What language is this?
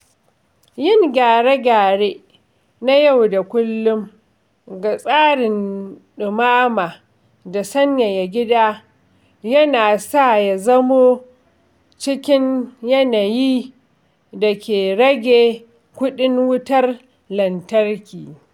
Hausa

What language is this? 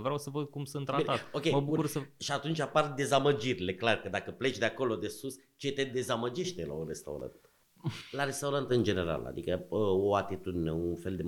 Romanian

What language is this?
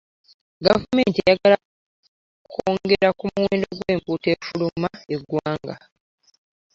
Ganda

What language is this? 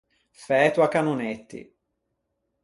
Ligurian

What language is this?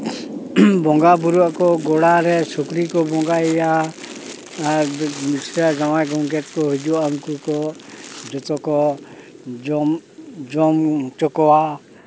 Santali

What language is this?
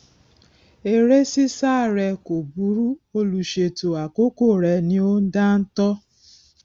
Yoruba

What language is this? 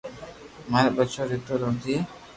Loarki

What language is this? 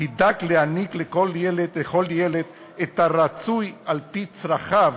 Hebrew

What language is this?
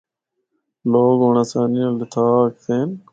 Northern Hindko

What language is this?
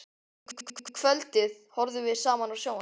Icelandic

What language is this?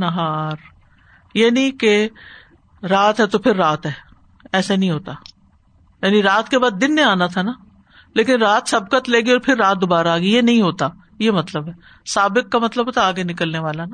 Urdu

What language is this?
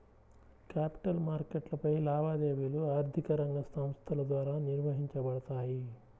Telugu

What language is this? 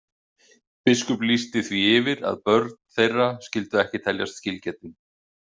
Icelandic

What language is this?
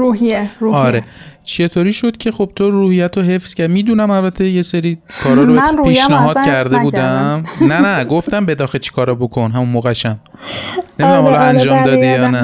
Persian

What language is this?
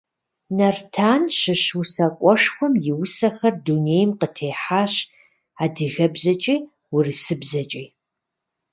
Kabardian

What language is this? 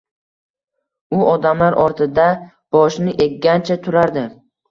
Uzbek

